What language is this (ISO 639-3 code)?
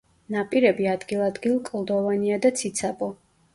kat